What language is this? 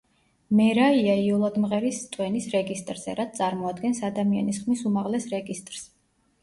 Georgian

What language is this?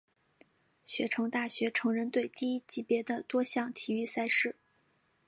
Chinese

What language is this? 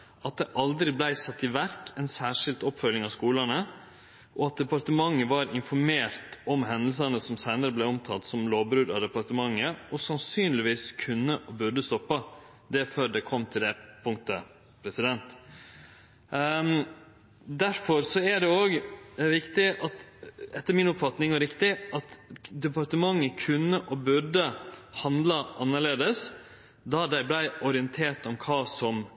Norwegian Nynorsk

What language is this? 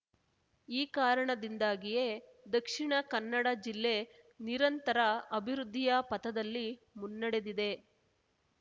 Kannada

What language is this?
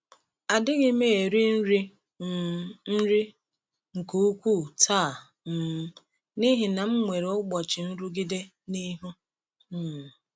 Igbo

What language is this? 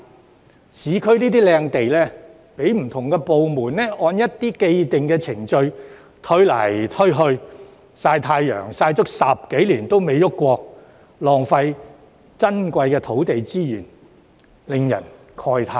Cantonese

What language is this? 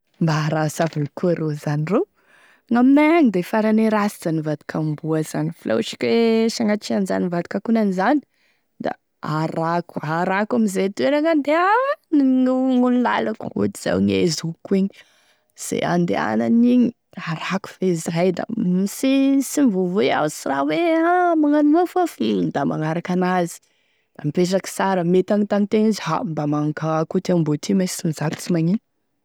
Tesaka Malagasy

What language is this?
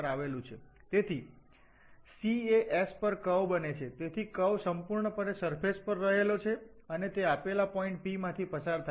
Gujarati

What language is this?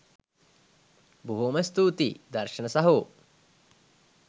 Sinhala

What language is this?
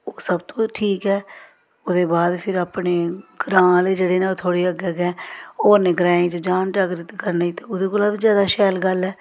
Dogri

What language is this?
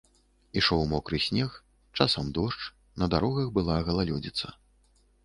Belarusian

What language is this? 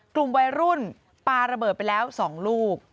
Thai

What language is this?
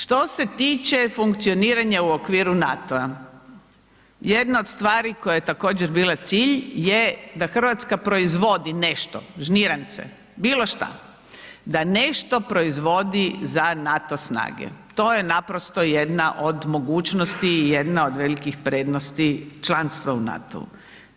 Croatian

